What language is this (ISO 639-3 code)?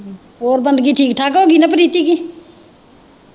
pan